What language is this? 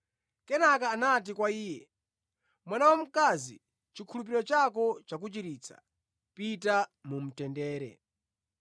Nyanja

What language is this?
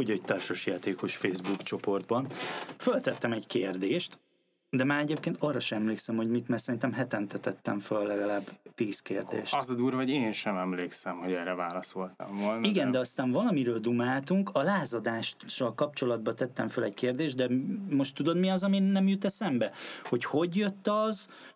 Hungarian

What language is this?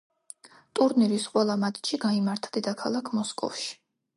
Georgian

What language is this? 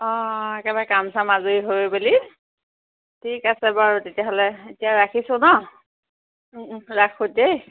Assamese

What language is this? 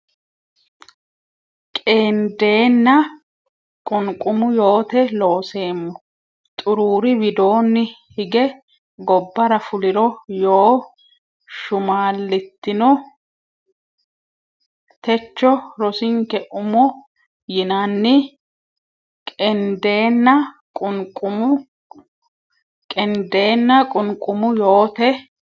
Sidamo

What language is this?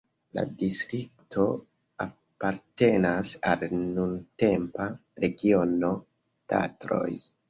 Esperanto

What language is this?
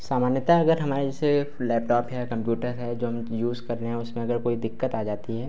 Hindi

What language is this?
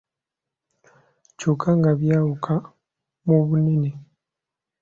Ganda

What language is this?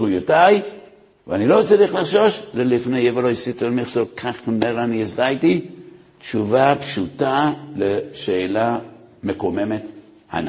Hebrew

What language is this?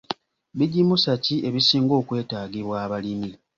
Ganda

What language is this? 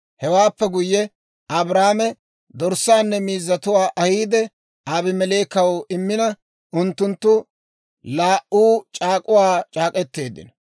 Dawro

